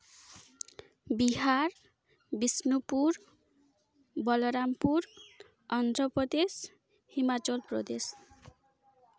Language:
Santali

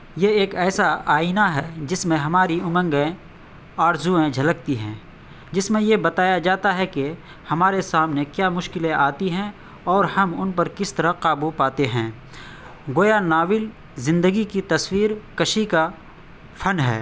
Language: Urdu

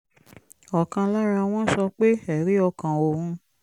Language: Yoruba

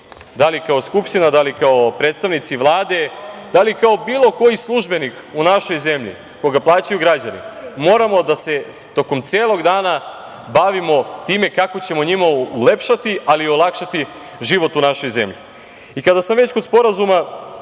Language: Serbian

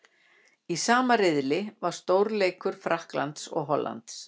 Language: Icelandic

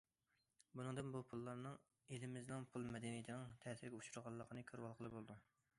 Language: Uyghur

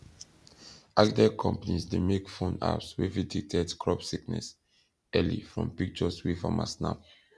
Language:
Nigerian Pidgin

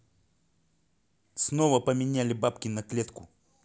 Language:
Russian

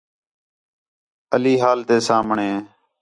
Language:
Khetrani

